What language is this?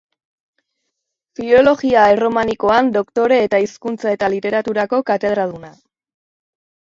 Basque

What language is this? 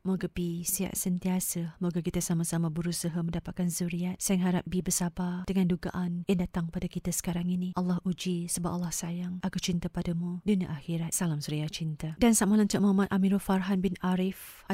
Malay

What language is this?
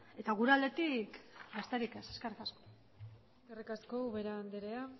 Basque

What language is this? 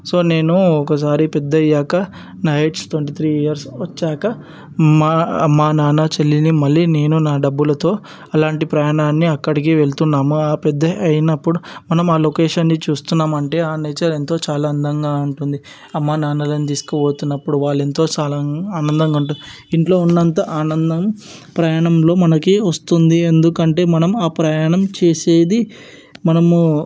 Telugu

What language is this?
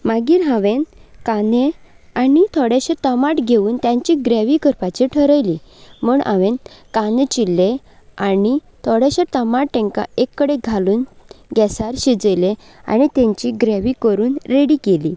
Konkani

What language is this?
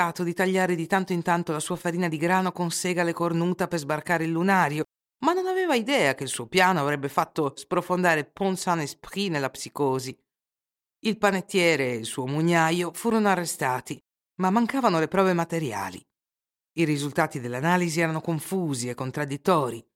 Italian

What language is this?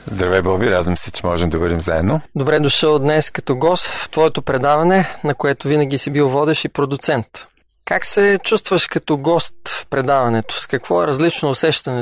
Bulgarian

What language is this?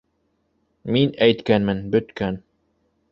Bashkir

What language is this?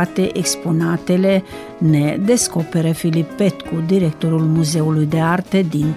Romanian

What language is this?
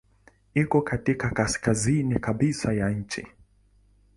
Swahili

